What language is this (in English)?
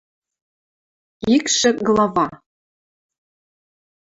Western Mari